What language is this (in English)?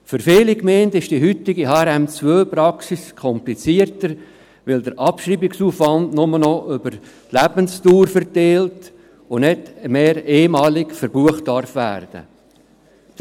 Swiss German